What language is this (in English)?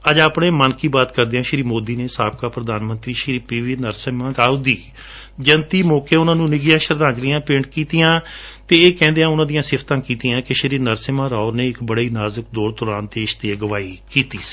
Punjabi